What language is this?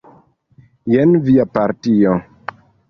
Esperanto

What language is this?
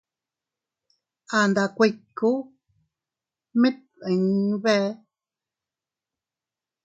Teutila Cuicatec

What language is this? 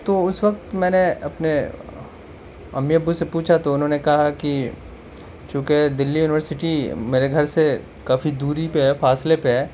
Urdu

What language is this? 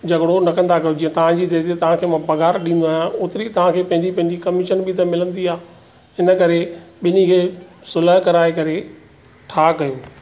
Sindhi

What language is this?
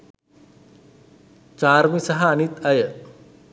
Sinhala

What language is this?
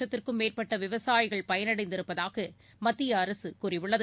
Tamil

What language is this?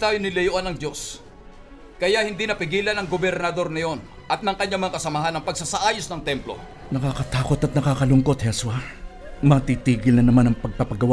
Filipino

